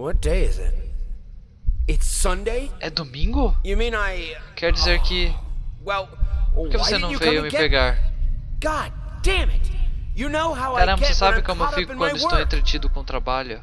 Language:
Portuguese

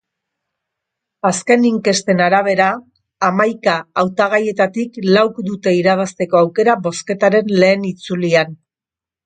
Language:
Basque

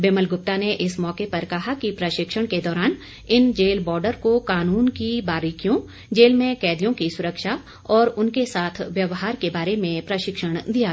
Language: Hindi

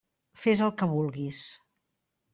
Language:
Catalan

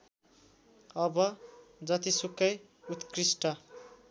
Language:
Nepali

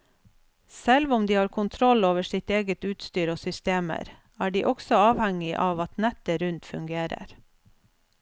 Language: Norwegian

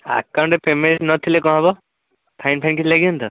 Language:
Odia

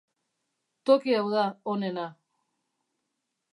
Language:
Basque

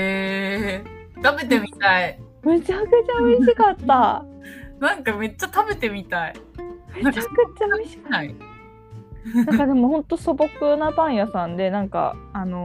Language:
Japanese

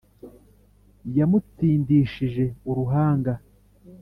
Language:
Kinyarwanda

